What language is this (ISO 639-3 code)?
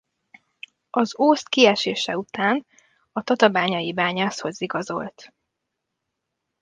hun